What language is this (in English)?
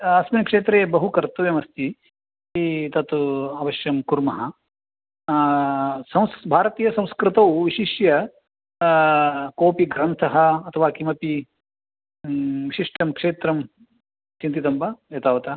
Sanskrit